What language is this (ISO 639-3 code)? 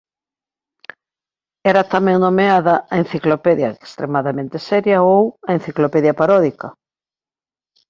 glg